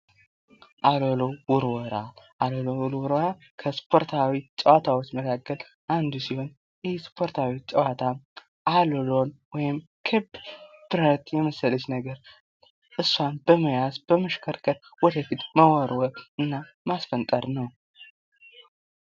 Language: Amharic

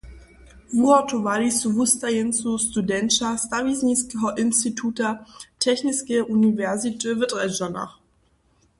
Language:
Upper Sorbian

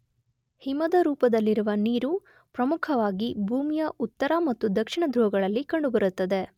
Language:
Kannada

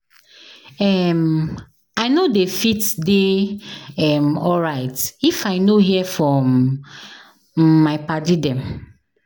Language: Nigerian Pidgin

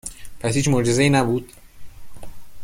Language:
Persian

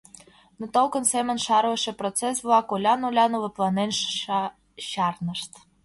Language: Mari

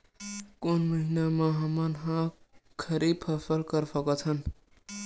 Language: Chhattisgarhi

